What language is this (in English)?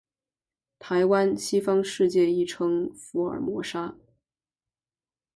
Chinese